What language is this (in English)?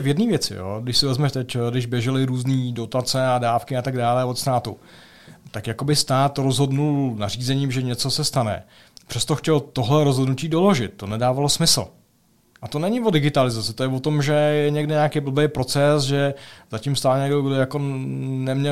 Czech